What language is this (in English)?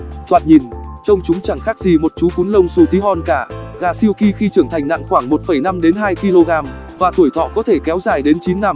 Vietnamese